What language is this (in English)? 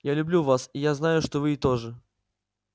Russian